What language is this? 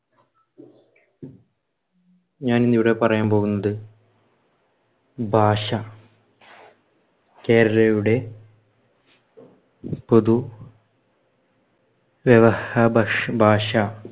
Malayalam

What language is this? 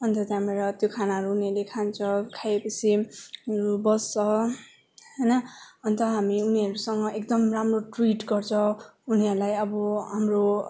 Nepali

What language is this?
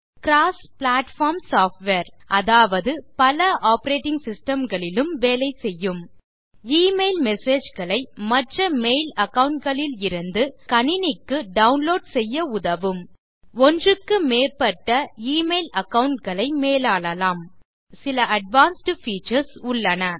Tamil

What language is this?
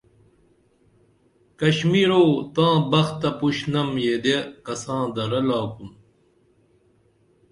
Dameli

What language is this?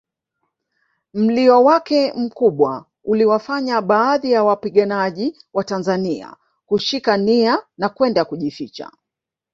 Swahili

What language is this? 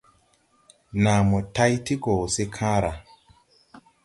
Tupuri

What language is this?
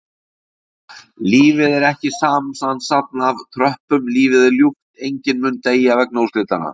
Icelandic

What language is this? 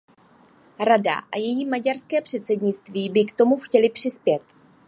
Czech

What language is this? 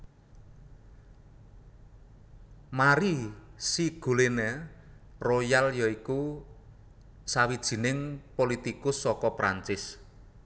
Javanese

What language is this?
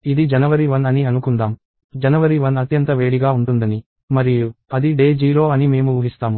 Telugu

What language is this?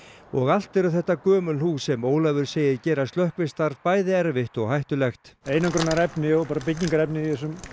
Icelandic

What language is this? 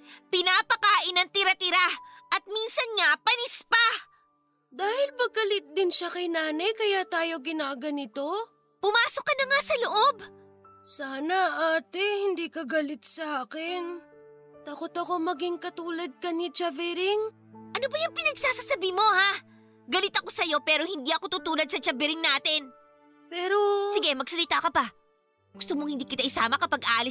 Filipino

